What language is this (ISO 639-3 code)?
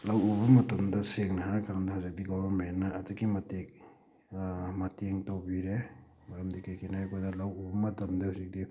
mni